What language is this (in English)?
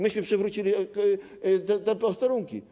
Polish